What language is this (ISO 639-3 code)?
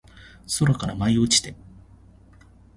jpn